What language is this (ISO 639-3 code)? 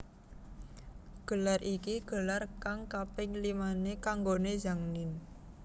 jav